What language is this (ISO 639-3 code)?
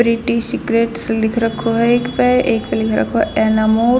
bgc